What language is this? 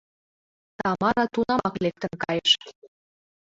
Mari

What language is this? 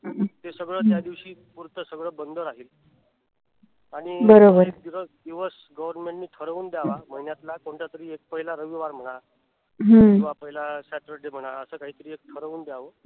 Marathi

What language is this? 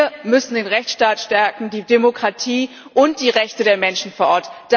German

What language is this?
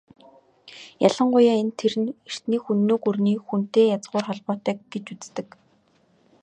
Mongolian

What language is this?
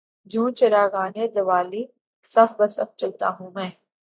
Urdu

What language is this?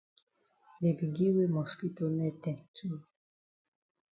Cameroon Pidgin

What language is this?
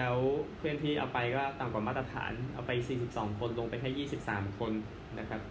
Thai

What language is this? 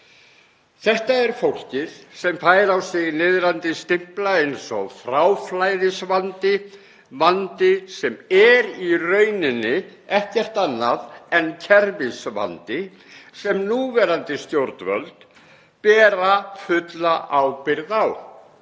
Icelandic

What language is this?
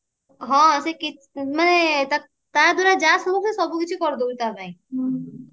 Odia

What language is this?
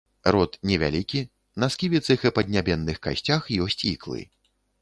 Belarusian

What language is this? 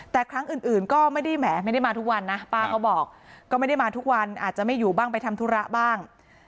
Thai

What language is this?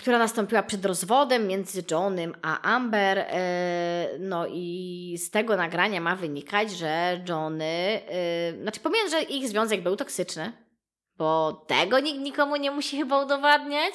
Polish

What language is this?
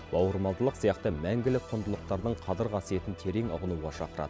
Kazakh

